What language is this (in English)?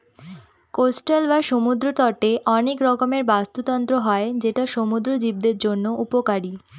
Bangla